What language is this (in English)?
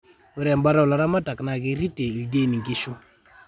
Masai